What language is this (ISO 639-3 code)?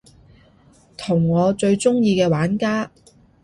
yue